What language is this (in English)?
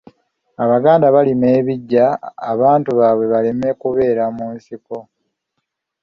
Ganda